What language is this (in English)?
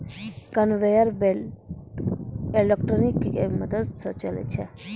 Maithili